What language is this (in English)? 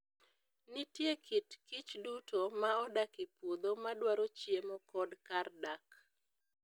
Luo (Kenya and Tanzania)